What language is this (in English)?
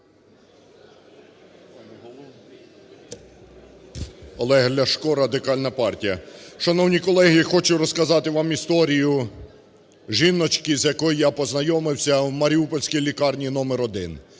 Ukrainian